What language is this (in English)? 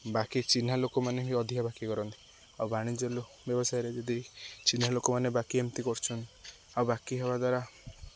Odia